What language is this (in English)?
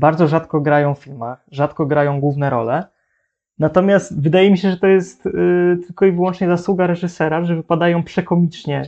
Polish